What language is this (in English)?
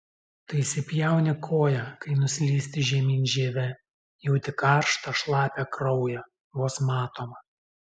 Lithuanian